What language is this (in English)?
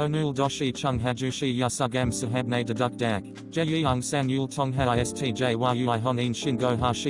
Korean